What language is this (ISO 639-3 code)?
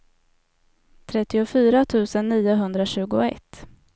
swe